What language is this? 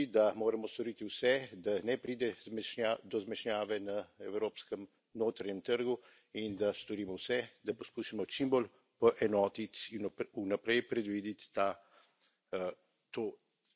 Slovenian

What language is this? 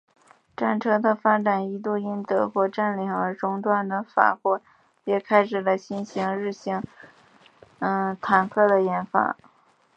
Chinese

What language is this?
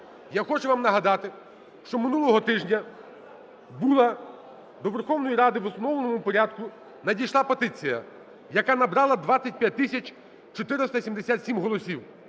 Ukrainian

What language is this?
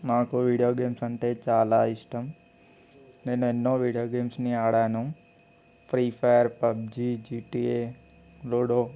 Telugu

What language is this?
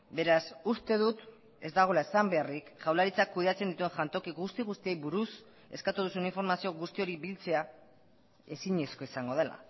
Basque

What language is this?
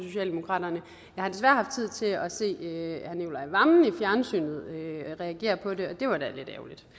Danish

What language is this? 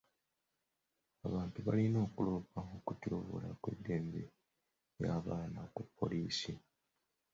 Ganda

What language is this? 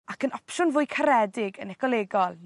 Welsh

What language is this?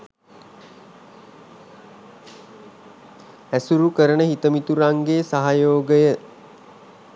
Sinhala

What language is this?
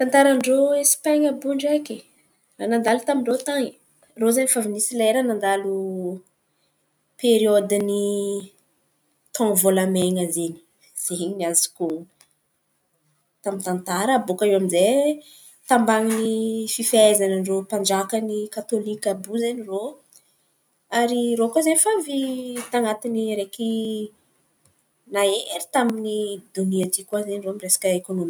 Antankarana Malagasy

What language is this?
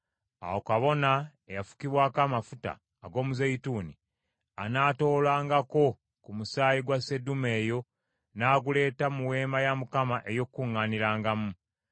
Ganda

